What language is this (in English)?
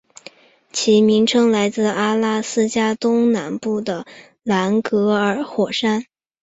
Chinese